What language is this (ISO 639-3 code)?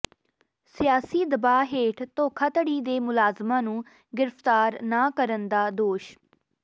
pan